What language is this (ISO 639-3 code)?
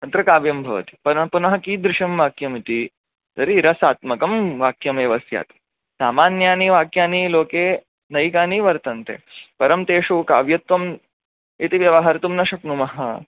san